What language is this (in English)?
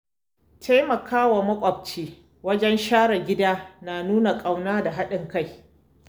Hausa